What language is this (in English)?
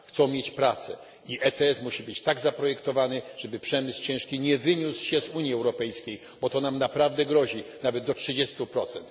Polish